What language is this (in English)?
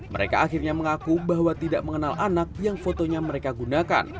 Indonesian